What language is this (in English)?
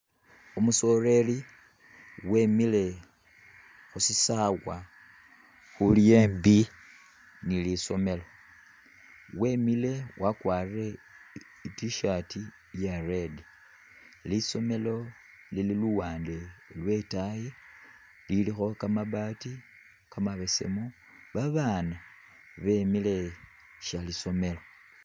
Masaaba